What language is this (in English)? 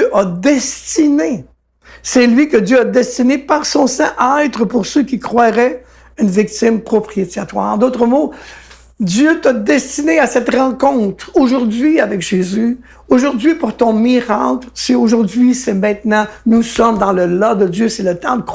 French